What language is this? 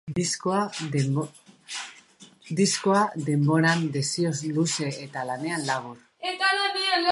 Basque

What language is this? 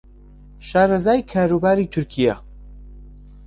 Central Kurdish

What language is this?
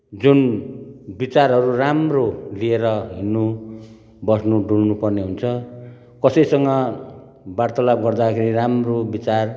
Nepali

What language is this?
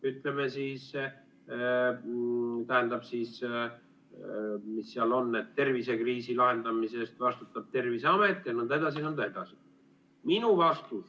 Estonian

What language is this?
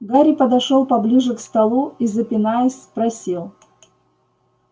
Russian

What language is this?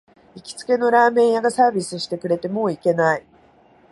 Japanese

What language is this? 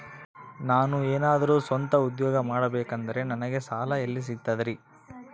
Kannada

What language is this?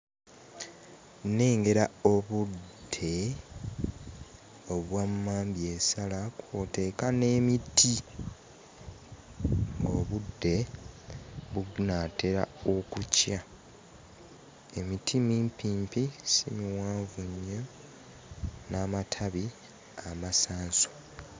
Ganda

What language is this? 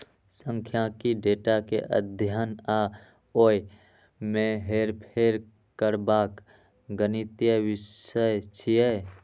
Maithili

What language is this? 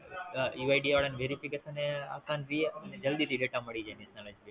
Gujarati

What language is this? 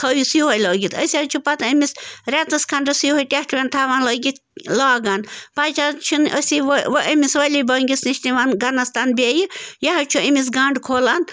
Kashmiri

